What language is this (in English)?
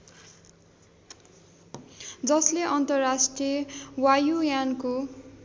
Nepali